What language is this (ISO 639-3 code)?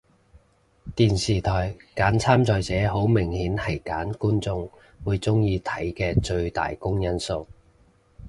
yue